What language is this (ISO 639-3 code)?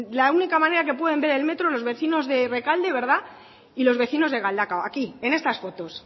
spa